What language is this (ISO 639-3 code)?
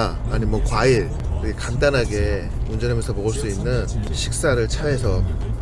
kor